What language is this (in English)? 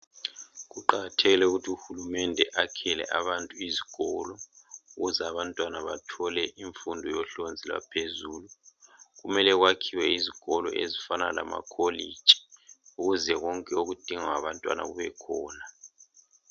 North Ndebele